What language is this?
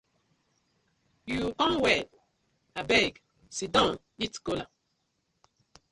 Nigerian Pidgin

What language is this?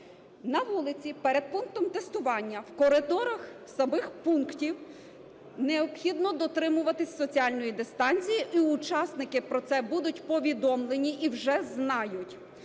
Ukrainian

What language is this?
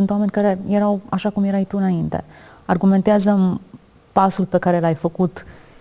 Romanian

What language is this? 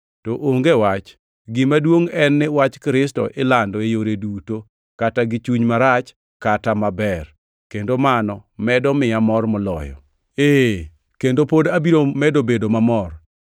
Luo (Kenya and Tanzania)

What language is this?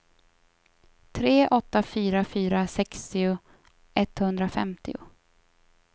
Swedish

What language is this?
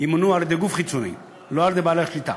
Hebrew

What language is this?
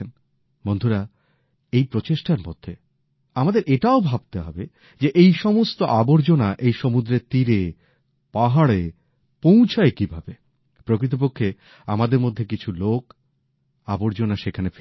Bangla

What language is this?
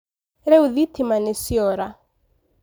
Kikuyu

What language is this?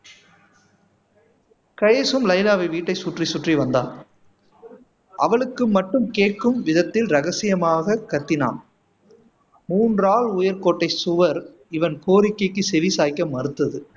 Tamil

